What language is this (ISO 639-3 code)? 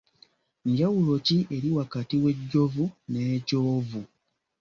lug